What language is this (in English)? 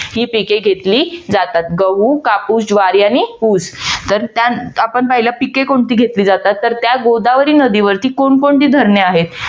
Marathi